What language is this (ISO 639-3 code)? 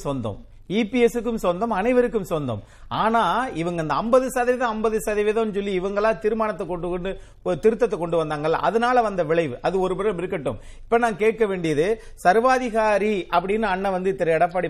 tam